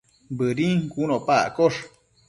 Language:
Matsés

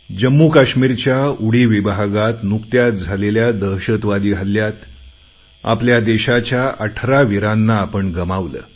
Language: Marathi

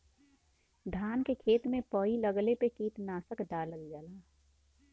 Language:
Bhojpuri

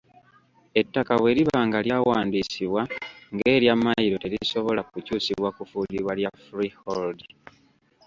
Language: Ganda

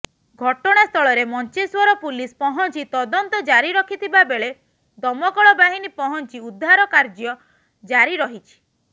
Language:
Odia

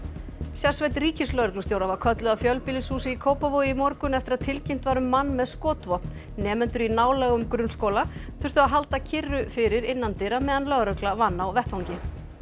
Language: Icelandic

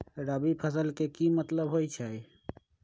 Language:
Magahi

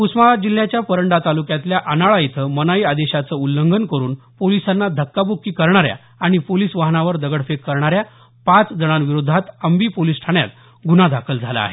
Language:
Marathi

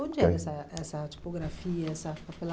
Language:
Portuguese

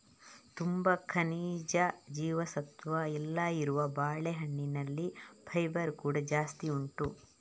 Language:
Kannada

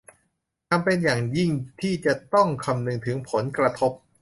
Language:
Thai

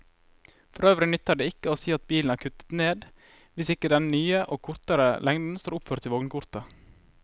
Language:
Norwegian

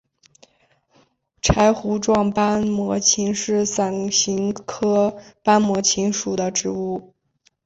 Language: Chinese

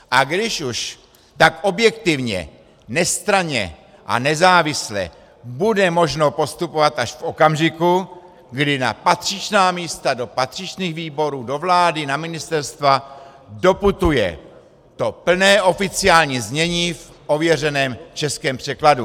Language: Czech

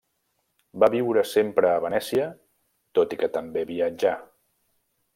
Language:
Catalan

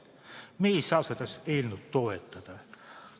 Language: Estonian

